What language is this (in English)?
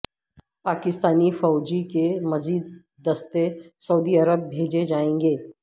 Urdu